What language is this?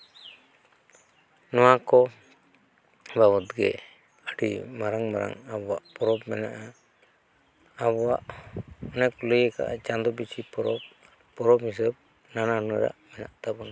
Santali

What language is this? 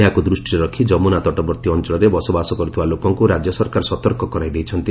Odia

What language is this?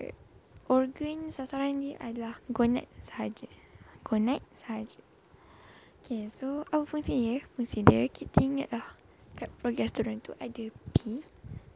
Malay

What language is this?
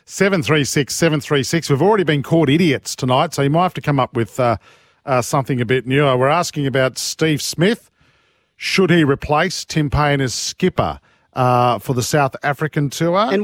English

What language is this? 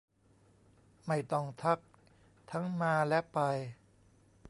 Thai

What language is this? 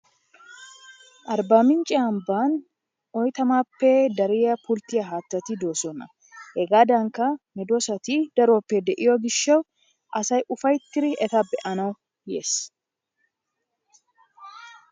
Wolaytta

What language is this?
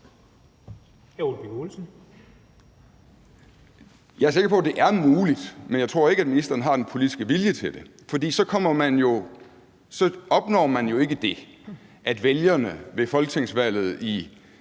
Danish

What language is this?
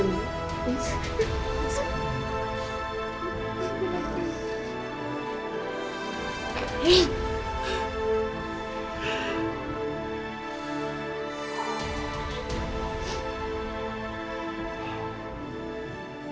Indonesian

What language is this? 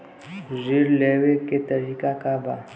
Bhojpuri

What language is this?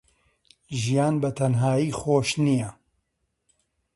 Central Kurdish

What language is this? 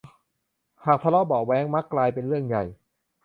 Thai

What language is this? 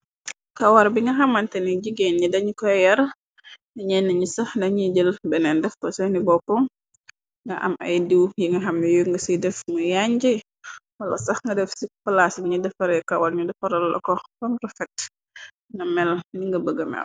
Wolof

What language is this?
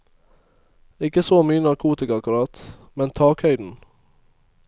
Norwegian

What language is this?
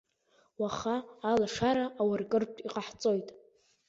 Abkhazian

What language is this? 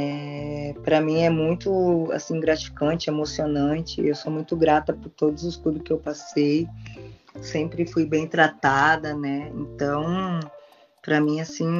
Portuguese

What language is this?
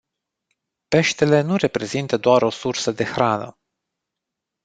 Romanian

